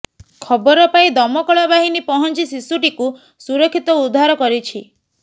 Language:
Odia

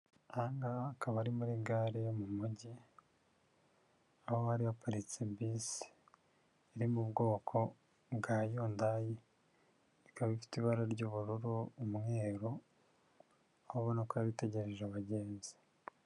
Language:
Kinyarwanda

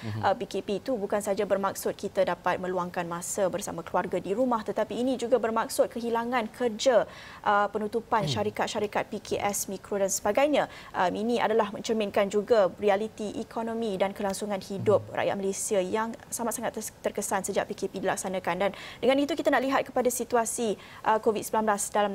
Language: Malay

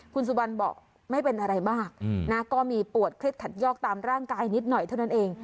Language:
Thai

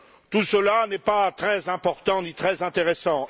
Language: French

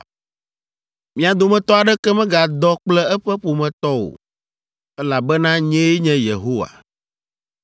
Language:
Ewe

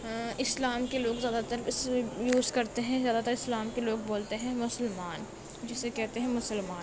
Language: Urdu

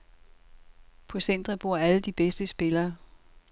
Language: Danish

